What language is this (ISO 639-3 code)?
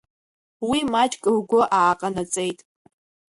abk